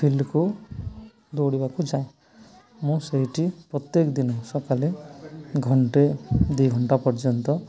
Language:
Odia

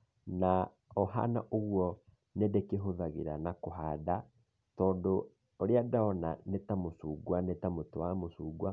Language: Kikuyu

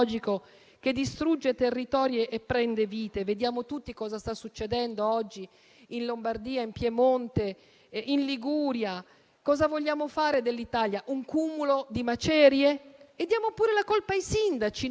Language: Italian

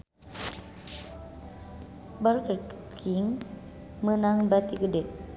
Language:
Sundanese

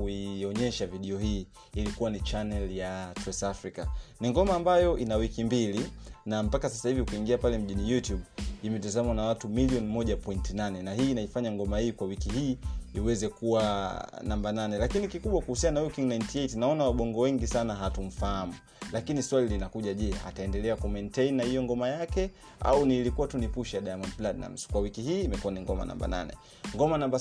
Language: Swahili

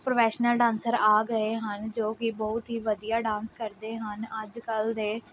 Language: Punjabi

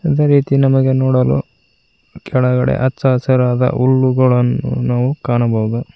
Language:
Kannada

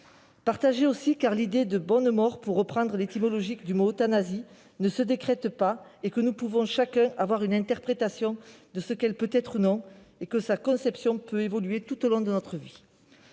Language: French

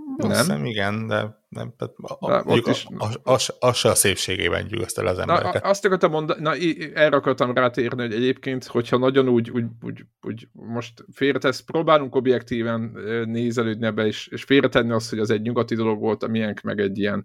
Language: Hungarian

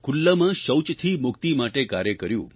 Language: Gujarati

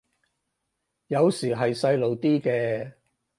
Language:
Cantonese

